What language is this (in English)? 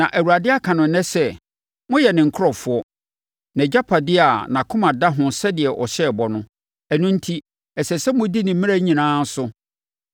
Akan